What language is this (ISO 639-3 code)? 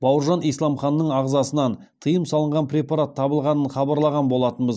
kaz